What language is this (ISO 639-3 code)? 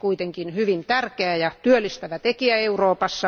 fin